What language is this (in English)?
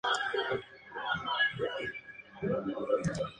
Spanish